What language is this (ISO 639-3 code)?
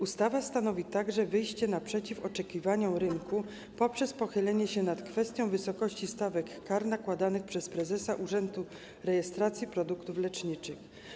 pol